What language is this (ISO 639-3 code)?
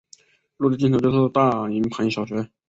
zho